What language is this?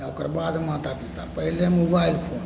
Maithili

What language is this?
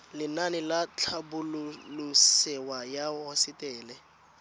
Tswana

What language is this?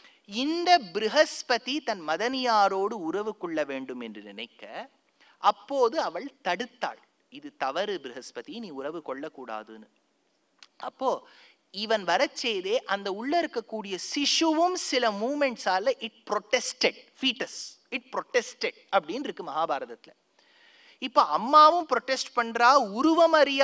Tamil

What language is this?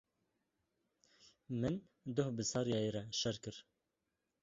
Kurdish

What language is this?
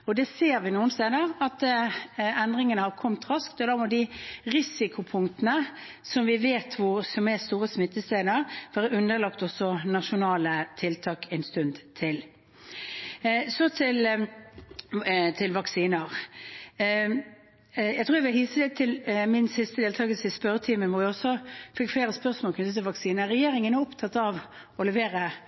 Norwegian Bokmål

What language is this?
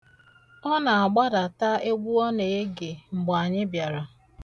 Igbo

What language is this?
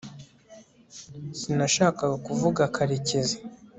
Kinyarwanda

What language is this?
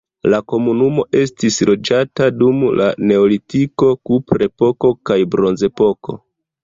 Esperanto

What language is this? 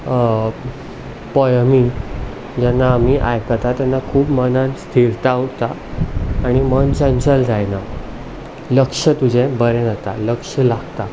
Konkani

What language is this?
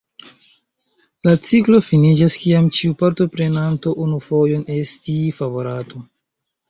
Esperanto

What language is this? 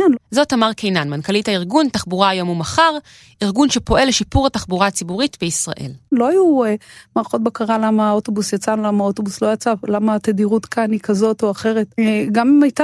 Hebrew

